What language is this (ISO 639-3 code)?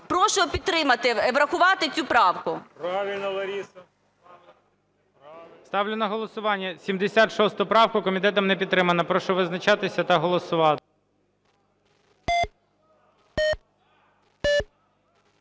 ukr